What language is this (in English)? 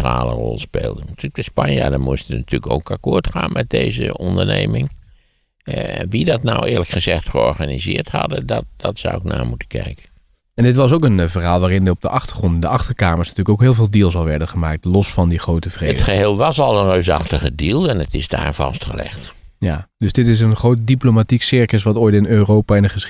Dutch